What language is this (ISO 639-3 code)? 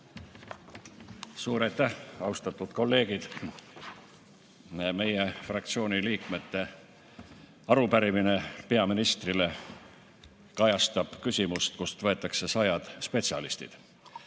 est